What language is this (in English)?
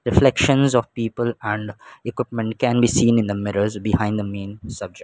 English